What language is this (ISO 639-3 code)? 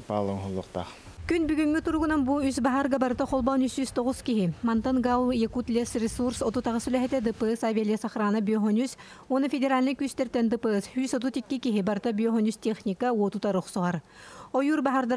rus